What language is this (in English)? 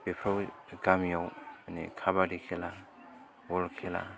Bodo